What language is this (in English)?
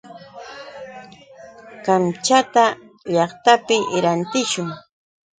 Yauyos Quechua